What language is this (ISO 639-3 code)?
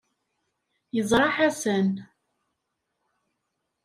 kab